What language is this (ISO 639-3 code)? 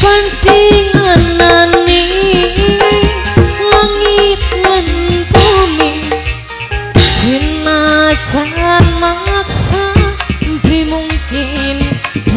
ind